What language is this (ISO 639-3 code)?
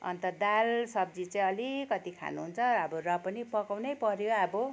nep